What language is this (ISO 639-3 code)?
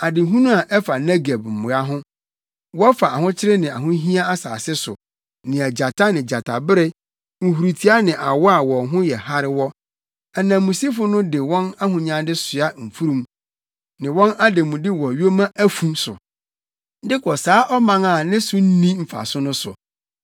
aka